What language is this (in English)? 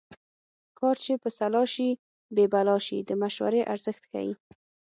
Pashto